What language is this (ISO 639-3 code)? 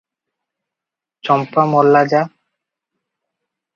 ori